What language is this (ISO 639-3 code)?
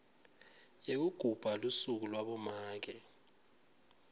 ssw